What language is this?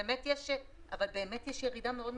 Hebrew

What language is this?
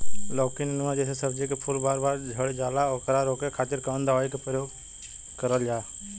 Bhojpuri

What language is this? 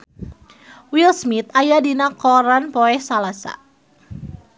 Sundanese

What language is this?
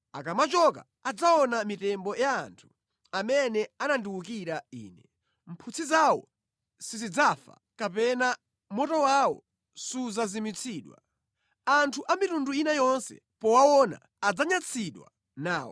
Nyanja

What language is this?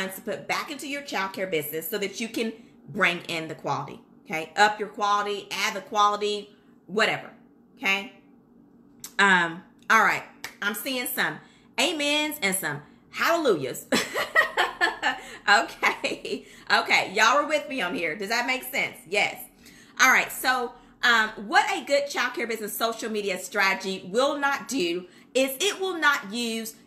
English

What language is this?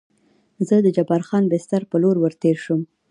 Pashto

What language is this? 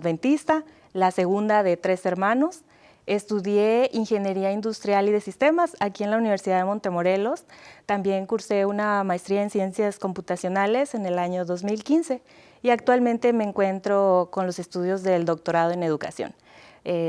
Spanish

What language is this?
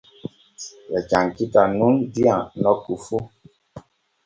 Borgu Fulfulde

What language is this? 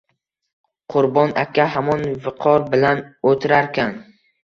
Uzbek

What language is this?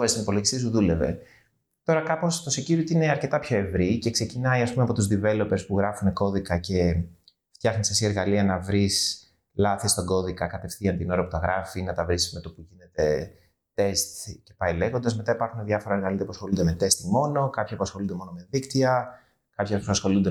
Greek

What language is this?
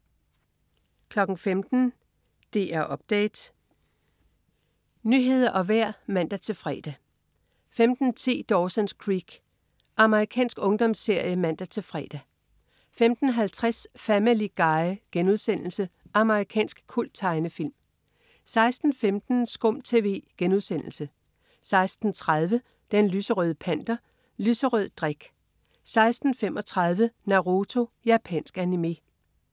Danish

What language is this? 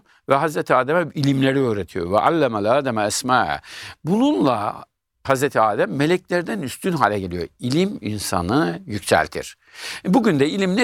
Turkish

